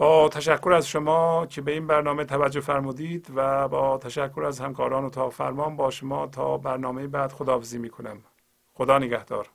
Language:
Persian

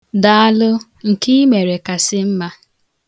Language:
Igbo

